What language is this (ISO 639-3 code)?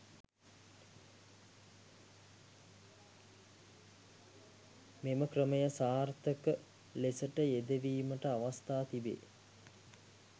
sin